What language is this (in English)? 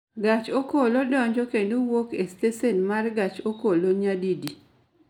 Luo (Kenya and Tanzania)